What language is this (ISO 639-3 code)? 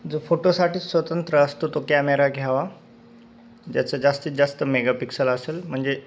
mar